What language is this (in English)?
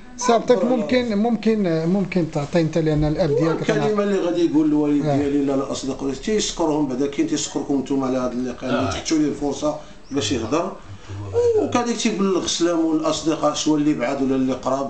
Arabic